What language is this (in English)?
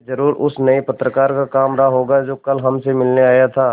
Hindi